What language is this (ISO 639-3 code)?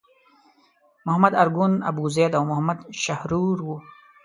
pus